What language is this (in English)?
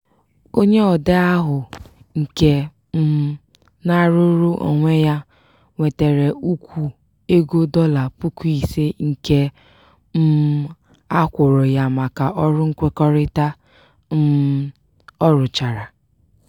Igbo